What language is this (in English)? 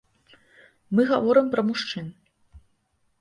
Belarusian